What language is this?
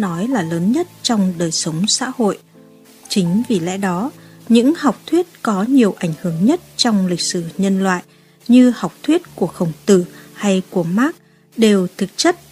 Vietnamese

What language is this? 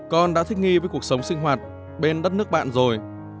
Vietnamese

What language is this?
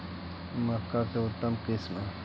Magahi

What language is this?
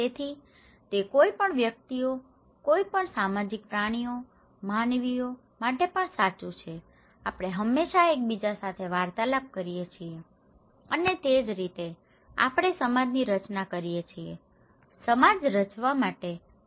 Gujarati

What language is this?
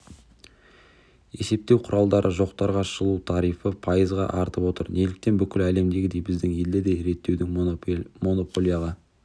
Kazakh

